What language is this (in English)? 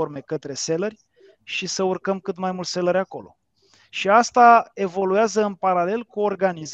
Romanian